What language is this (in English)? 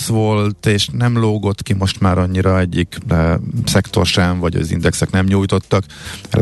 Hungarian